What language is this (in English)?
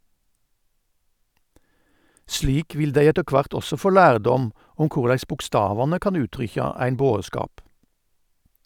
Norwegian